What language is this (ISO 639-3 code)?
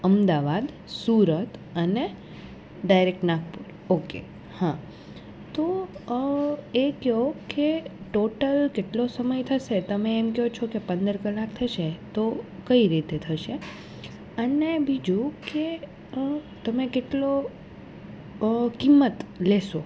guj